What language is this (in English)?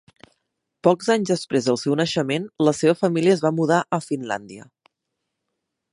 Catalan